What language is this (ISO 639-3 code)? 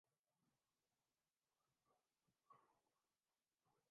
urd